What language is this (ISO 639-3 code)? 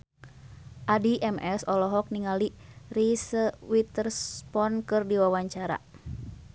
sun